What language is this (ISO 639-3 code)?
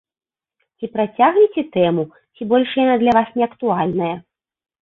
bel